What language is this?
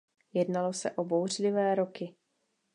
Czech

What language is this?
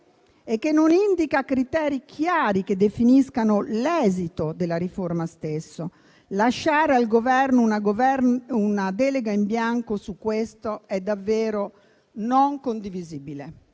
Italian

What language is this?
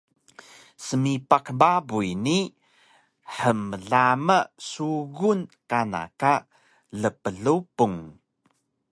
Taroko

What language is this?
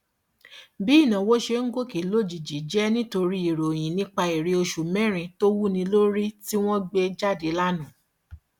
Yoruba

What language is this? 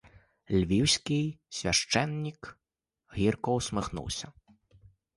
Ukrainian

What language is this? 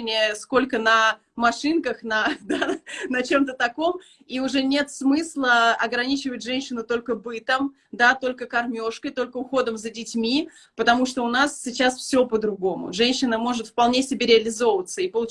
Russian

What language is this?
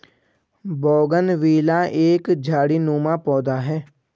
Hindi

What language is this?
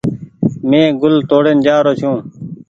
Goaria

